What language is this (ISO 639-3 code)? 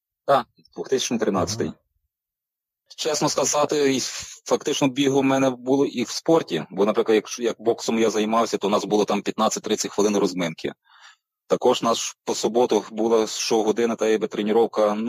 ukr